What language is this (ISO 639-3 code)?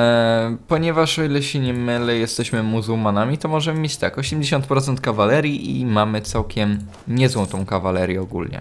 pol